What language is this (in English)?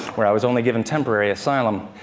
English